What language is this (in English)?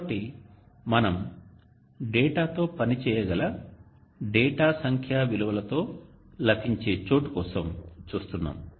Telugu